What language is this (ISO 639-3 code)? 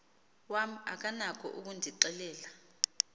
xho